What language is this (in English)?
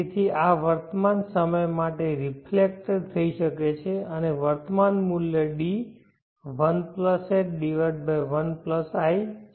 Gujarati